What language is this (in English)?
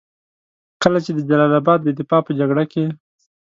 Pashto